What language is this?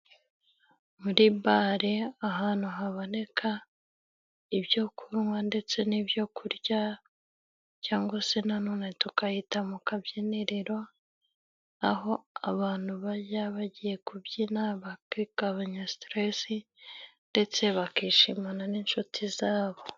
Kinyarwanda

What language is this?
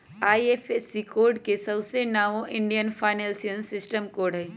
Magahi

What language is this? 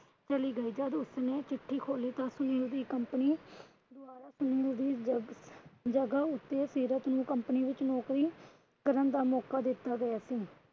Punjabi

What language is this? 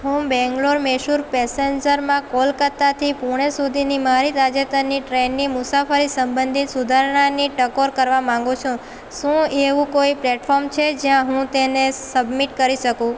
Gujarati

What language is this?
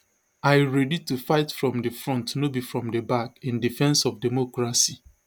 Nigerian Pidgin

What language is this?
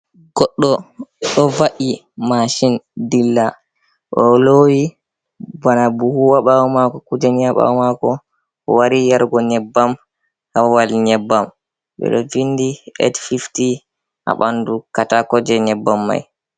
Fula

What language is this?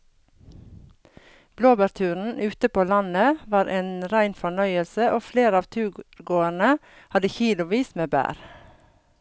Norwegian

